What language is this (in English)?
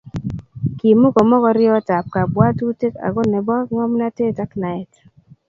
Kalenjin